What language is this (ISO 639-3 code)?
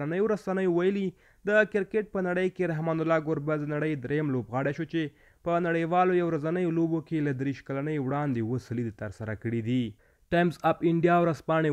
fas